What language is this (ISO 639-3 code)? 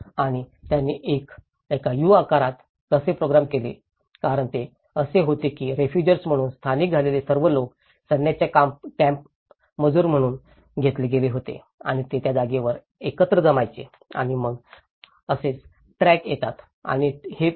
mar